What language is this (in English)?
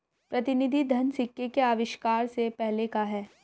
Hindi